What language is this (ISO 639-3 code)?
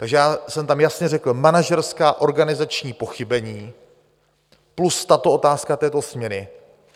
ces